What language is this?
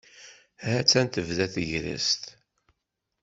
Kabyle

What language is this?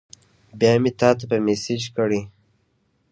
Pashto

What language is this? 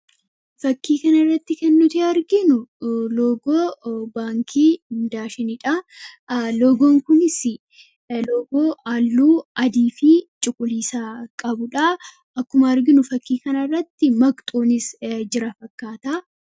Oromo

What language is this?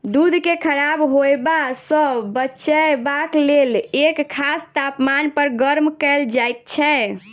Maithili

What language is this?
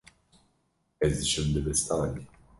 Kurdish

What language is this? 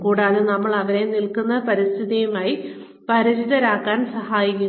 Malayalam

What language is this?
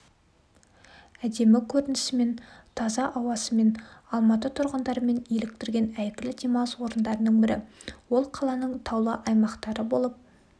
Kazakh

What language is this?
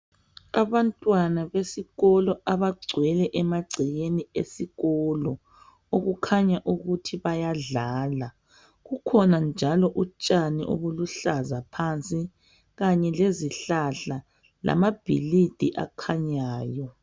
North Ndebele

